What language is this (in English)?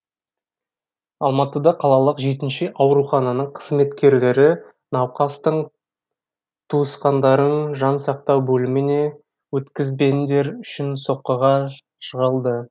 Kazakh